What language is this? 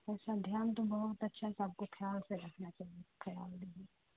Urdu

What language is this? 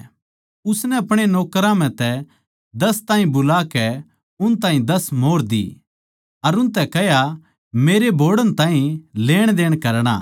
Haryanvi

